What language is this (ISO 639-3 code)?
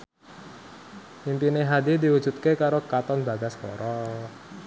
jav